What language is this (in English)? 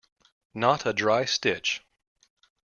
English